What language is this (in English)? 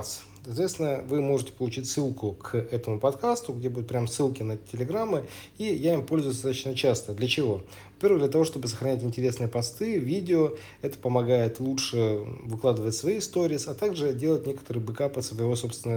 Russian